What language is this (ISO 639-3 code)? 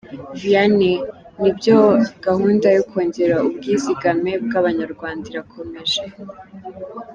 kin